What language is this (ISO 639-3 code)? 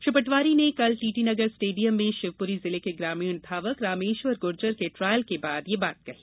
hin